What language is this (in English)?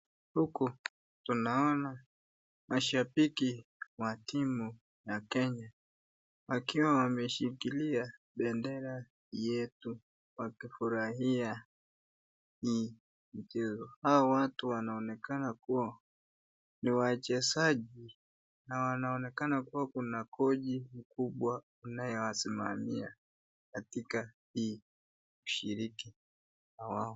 Swahili